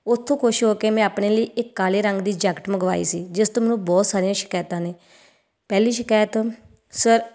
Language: Punjabi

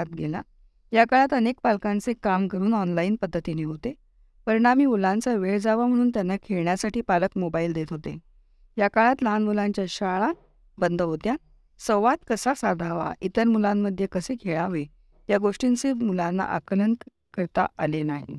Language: Marathi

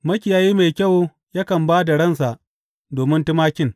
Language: Hausa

